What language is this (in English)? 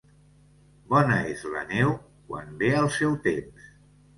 Catalan